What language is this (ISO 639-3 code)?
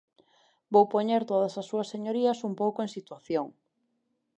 glg